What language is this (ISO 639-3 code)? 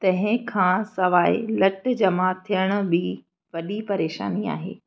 snd